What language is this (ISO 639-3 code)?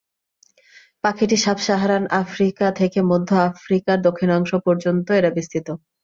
ben